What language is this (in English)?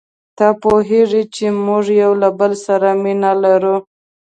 Pashto